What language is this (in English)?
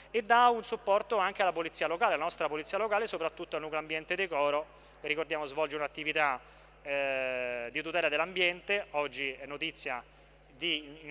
Italian